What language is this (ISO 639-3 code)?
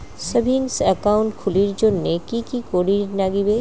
ben